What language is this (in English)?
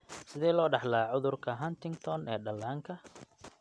Somali